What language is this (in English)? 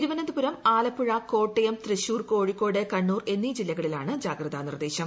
Malayalam